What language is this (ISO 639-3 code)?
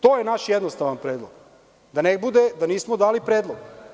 srp